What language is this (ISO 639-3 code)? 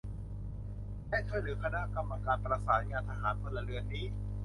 tha